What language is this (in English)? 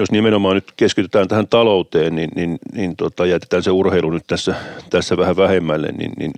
Finnish